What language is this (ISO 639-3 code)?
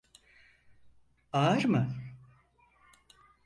tur